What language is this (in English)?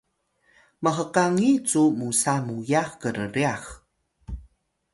Atayal